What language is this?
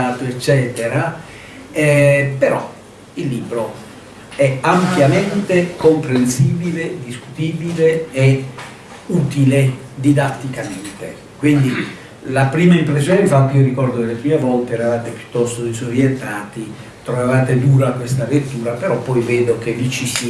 Italian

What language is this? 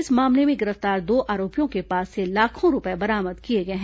Hindi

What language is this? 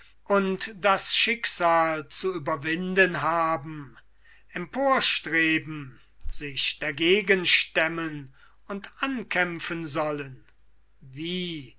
German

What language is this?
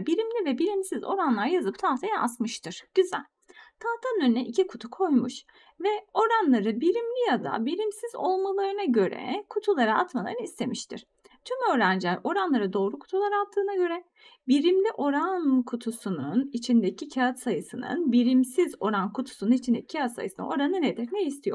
Turkish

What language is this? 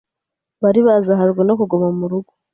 Kinyarwanda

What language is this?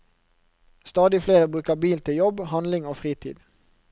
Norwegian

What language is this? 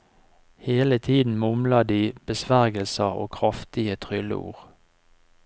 Norwegian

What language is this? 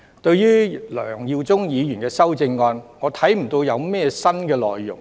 Cantonese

